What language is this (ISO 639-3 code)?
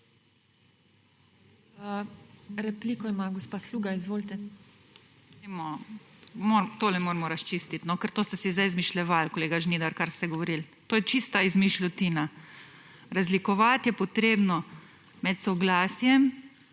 slv